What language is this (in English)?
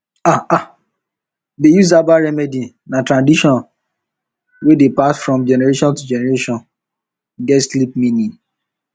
Nigerian Pidgin